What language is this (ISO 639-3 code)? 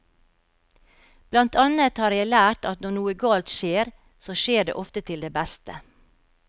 nor